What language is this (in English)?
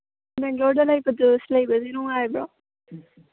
Manipuri